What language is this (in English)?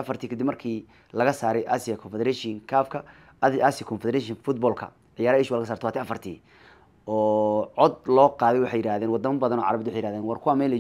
Arabic